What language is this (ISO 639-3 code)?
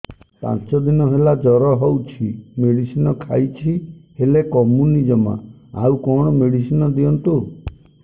ori